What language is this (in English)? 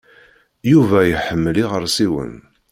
Kabyle